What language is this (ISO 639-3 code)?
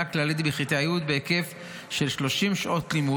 heb